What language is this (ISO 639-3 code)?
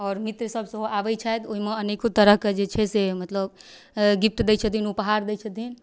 mai